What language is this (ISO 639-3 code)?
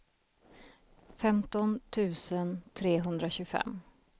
swe